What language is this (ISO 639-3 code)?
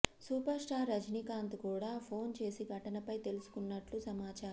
tel